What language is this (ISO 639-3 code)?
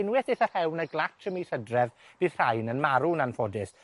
cym